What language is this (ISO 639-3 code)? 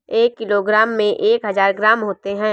hin